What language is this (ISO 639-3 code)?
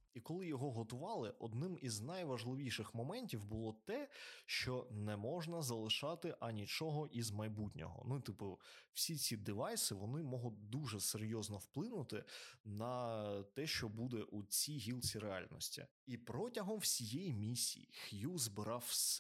ukr